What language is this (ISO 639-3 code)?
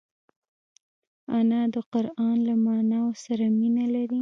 pus